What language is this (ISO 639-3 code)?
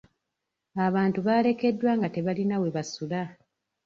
lug